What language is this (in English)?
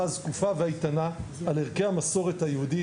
Hebrew